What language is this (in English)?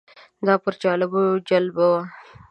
Pashto